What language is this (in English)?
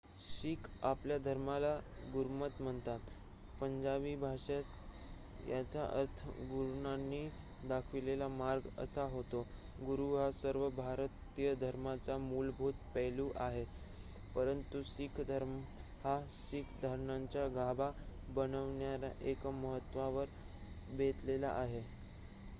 Marathi